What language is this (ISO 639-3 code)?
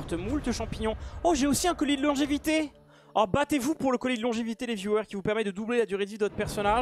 fra